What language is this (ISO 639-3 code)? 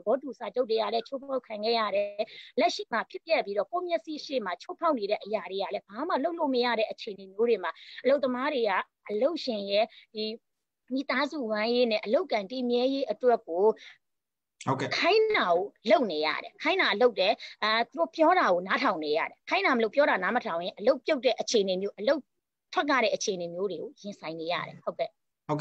ron